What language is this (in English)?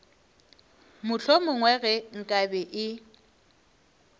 Northern Sotho